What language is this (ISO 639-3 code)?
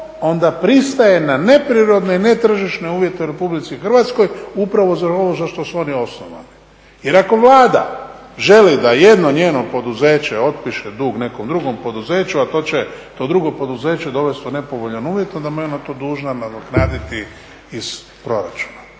hrv